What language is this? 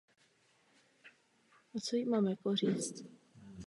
Czech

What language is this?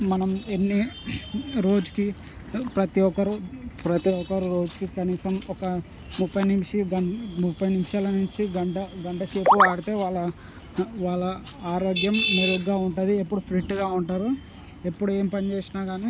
Telugu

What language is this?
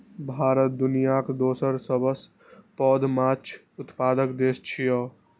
Maithili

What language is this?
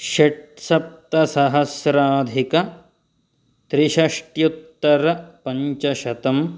Sanskrit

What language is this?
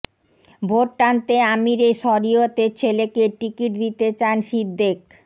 Bangla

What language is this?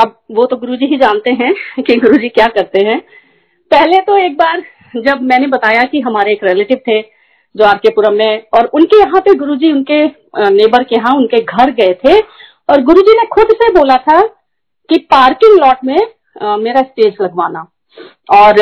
Hindi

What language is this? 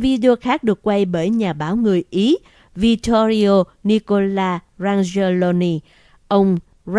Vietnamese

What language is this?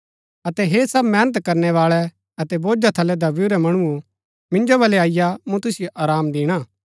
Gaddi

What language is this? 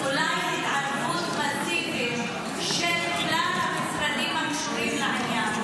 Hebrew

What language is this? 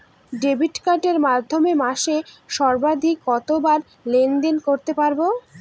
Bangla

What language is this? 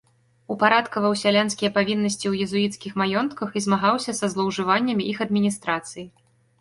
Belarusian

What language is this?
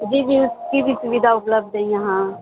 Urdu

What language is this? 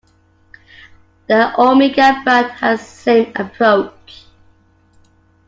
English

